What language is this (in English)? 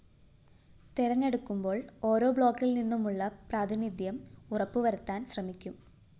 Malayalam